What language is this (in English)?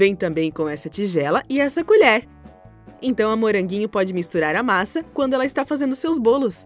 Portuguese